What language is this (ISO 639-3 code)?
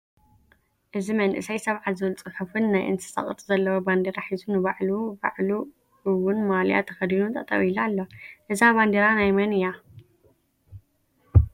tir